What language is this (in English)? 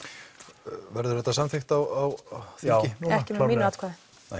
Icelandic